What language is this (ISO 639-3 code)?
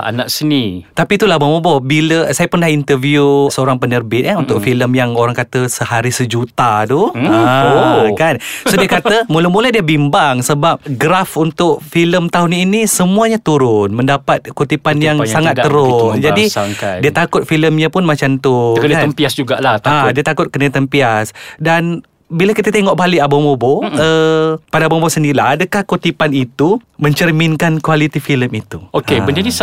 msa